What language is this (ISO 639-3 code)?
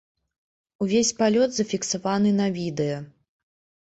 bel